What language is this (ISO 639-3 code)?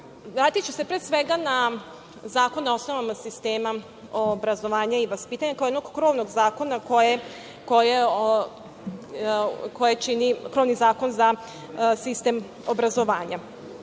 srp